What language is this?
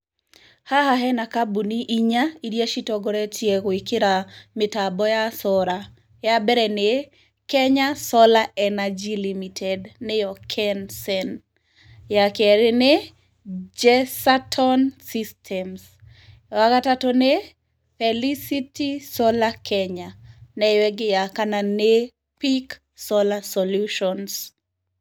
Kikuyu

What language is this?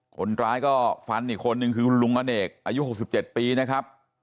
Thai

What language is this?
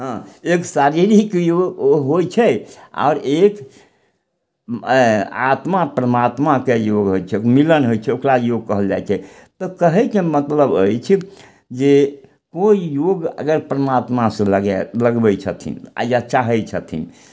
Maithili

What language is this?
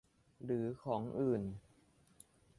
Thai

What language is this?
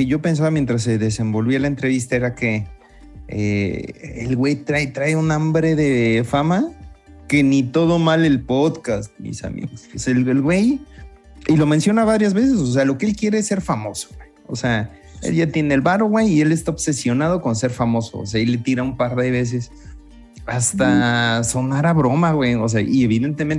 Spanish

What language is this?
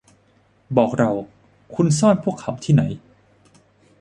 Thai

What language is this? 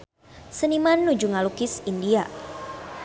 Sundanese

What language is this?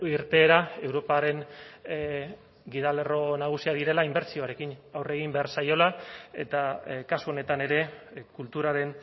Basque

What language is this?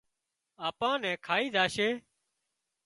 Wadiyara Koli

